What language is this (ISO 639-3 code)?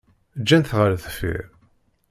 kab